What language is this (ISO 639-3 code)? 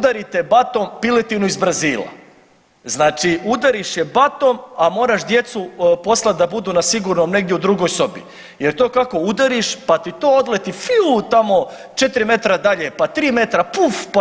hrv